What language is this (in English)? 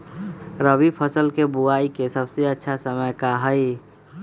Magahi